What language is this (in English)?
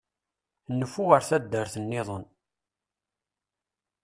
Kabyle